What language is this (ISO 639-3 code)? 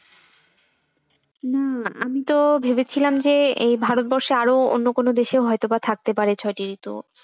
ben